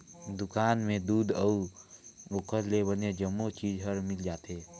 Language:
Chhattisgarhi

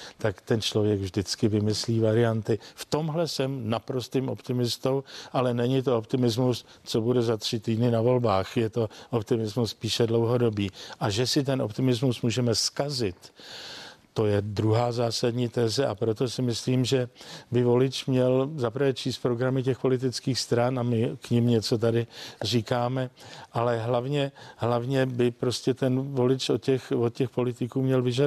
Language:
Czech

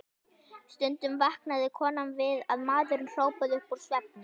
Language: Icelandic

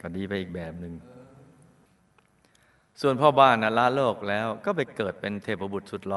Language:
Thai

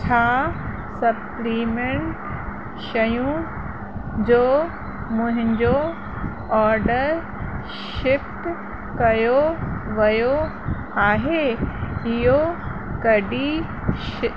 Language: Sindhi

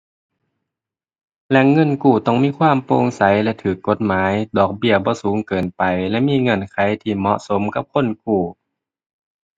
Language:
Thai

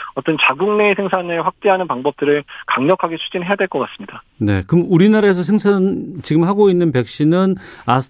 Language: Korean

